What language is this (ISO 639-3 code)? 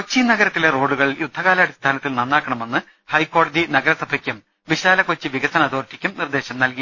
mal